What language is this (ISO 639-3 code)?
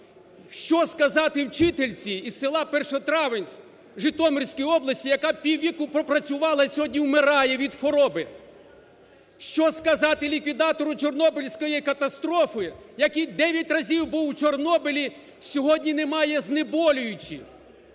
ukr